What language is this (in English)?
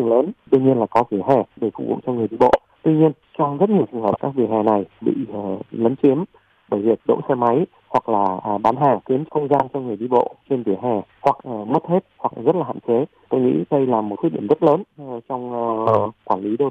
Vietnamese